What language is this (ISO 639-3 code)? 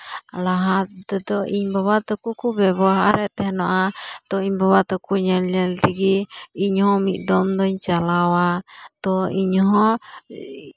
sat